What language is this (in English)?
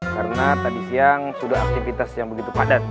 Indonesian